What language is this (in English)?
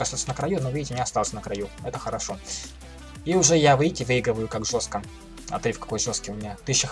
Russian